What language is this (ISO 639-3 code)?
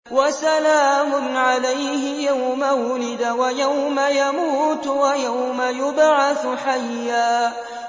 ara